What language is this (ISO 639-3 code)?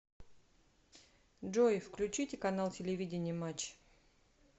rus